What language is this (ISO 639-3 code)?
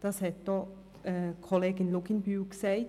gsw